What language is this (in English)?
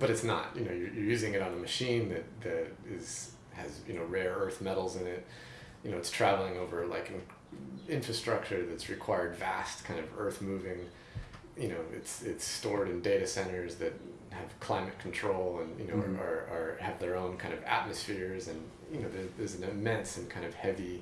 English